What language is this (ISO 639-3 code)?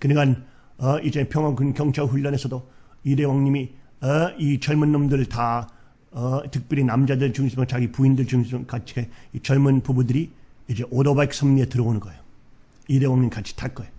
kor